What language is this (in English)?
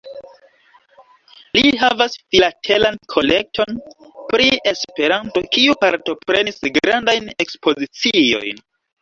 Esperanto